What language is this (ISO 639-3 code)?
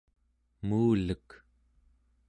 esu